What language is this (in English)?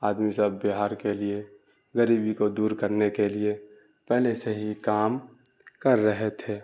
Urdu